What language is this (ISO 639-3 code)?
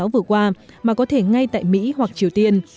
vie